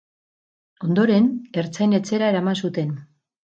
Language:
Basque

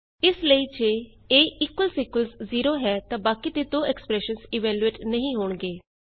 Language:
Punjabi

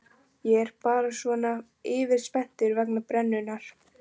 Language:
Icelandic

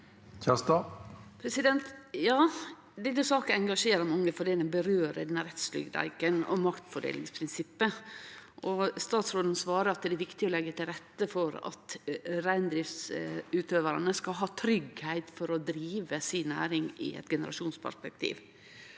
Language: Norwegian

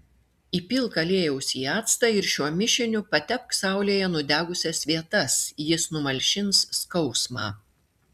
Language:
Lithuanian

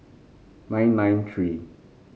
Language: English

